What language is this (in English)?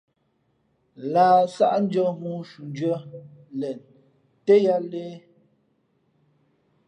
Fe'fe'